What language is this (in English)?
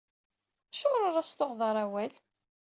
Kabyle